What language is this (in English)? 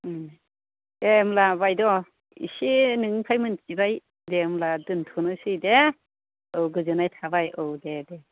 Bodo